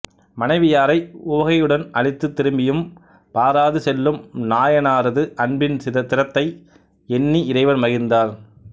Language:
Tamil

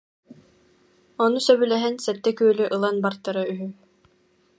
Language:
Yakut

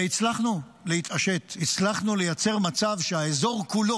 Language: Hebrew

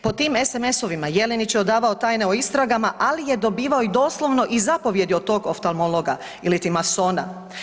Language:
Croatian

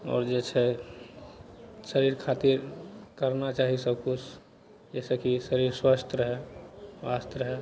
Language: Maithili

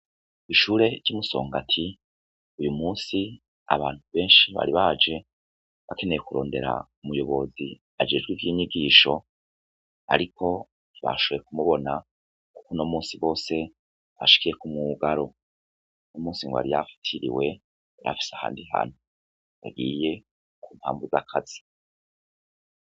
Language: Rundi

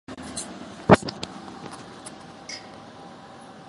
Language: Japanese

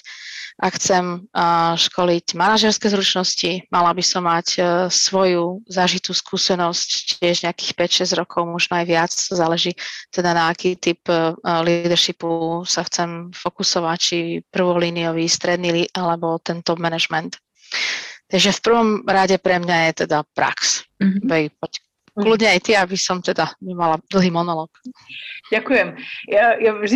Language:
Slovak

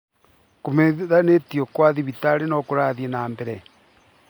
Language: Kikuyu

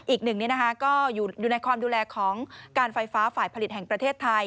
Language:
Thai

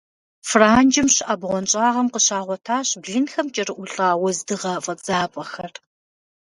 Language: Kabardian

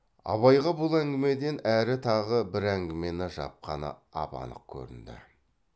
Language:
Kazakh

